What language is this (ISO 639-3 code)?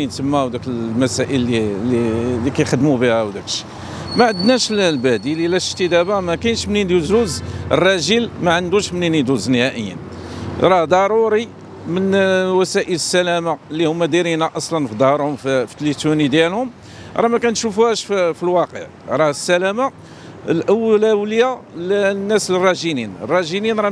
ara